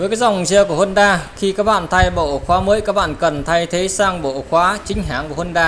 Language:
Vietnamese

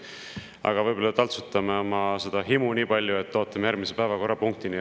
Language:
Estonian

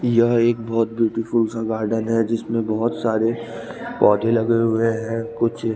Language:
Hindi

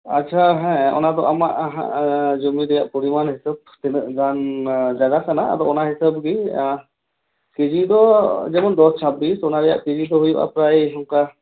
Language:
Santali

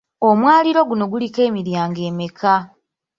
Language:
Ganda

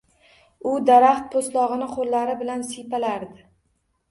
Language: Uzbek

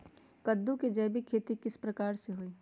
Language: Magahi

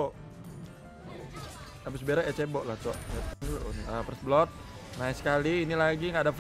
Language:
Indonesian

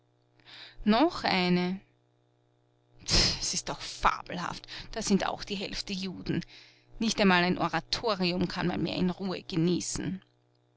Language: German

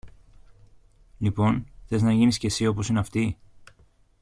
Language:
Greek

